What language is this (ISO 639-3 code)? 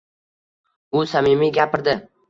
uzb